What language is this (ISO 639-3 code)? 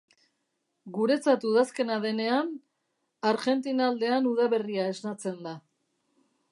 eus